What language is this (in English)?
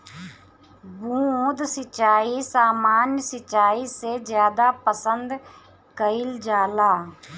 Bhojpuri